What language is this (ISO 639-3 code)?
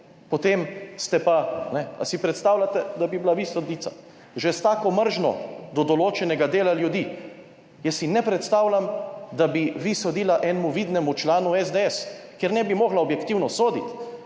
slv